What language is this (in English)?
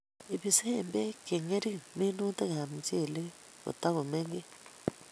Kalenjin